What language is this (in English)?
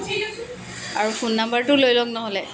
Assamese